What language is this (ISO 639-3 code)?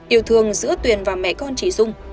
vie